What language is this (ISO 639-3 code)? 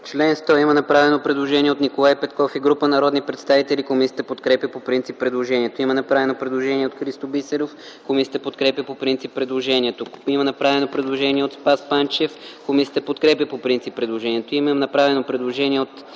bul